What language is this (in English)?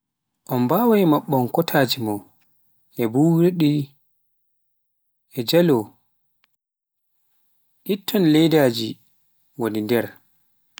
Pular